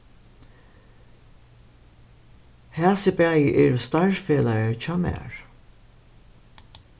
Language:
Faroese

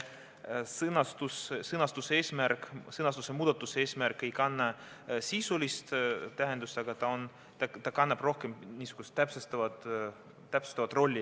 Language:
Estonian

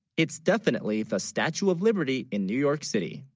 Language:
English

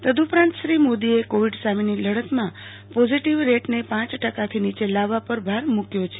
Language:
Gujarati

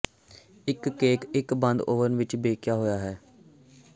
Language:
Punjabi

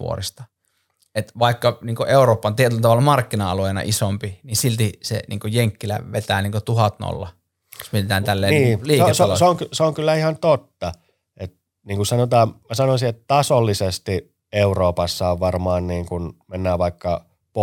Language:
Finnish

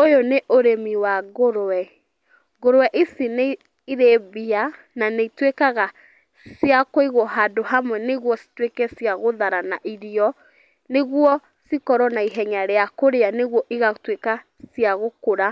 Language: Kikuyu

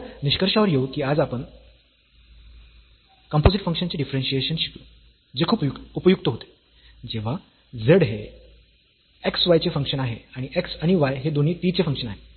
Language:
Marathi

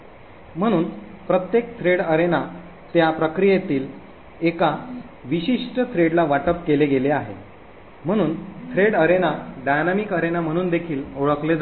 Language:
Marathi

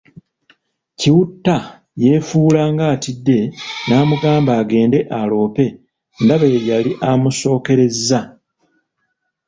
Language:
Ganda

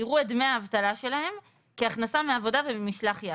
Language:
Hebrew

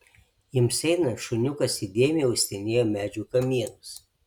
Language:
Lithuanian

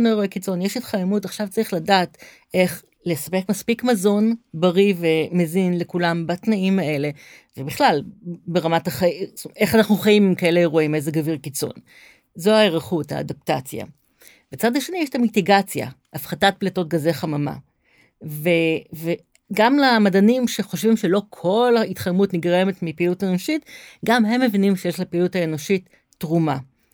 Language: Hebrew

